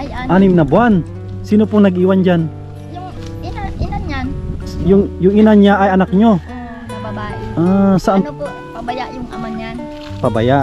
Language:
Filipino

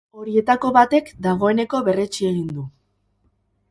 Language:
Basque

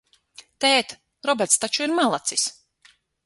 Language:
Latvian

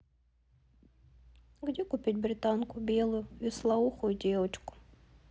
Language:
Russian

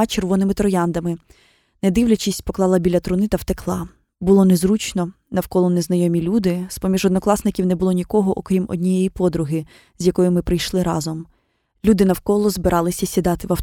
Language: Ukrainian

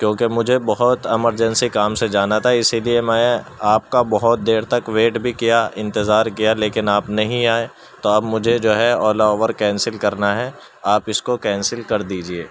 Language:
Urdu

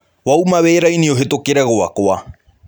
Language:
Kikuyu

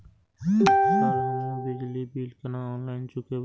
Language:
Maithili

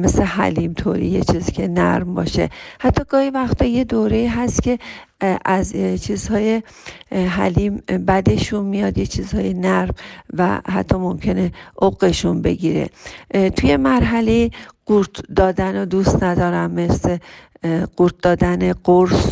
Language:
Persian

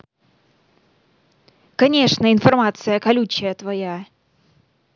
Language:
Russian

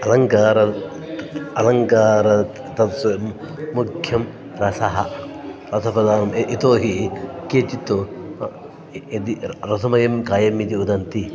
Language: Sanskrit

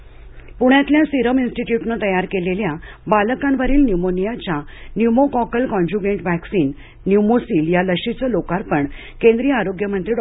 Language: Marathi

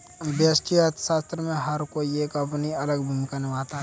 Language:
Hindi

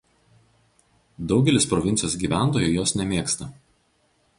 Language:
Lithuanian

